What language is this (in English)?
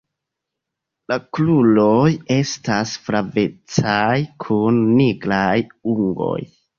Esperanto